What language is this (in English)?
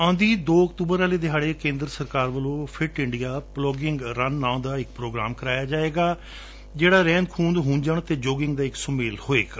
Punjabi